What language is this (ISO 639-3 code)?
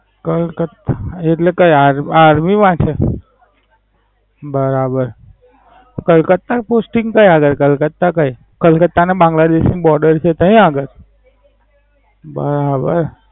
guj